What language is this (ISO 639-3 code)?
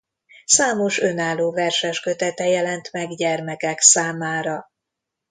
hun